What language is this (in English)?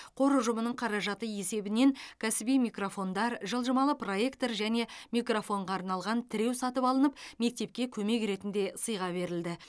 Kazakh